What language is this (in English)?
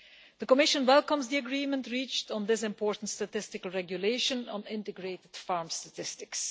English